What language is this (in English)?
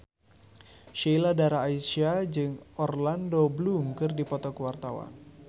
Sundanese